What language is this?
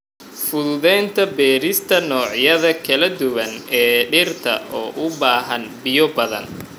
Somali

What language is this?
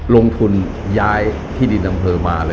Thai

